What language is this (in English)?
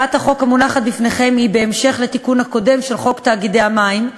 Hebrew